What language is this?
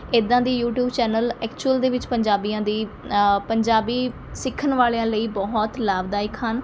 Punjabi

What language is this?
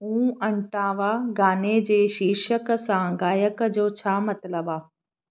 Sindhi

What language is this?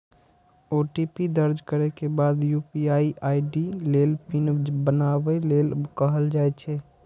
Maithili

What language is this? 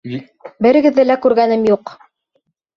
Bashkir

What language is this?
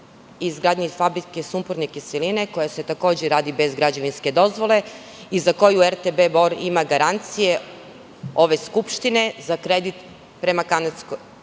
Serbian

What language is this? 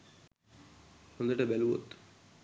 Sinhala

